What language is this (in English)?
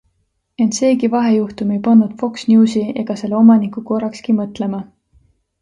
Estonian